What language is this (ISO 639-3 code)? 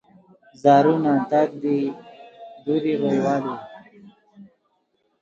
khw